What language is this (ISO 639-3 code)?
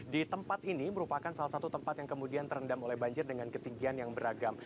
ind